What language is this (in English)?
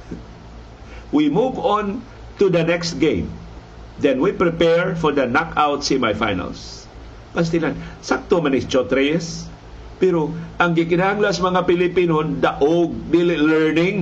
Filipino